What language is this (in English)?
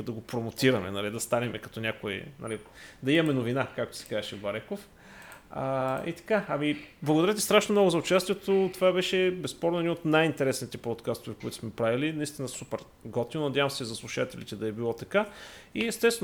Bulgarian